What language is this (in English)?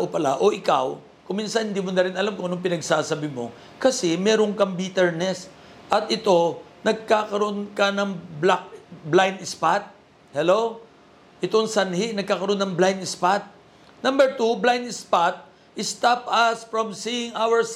Filipino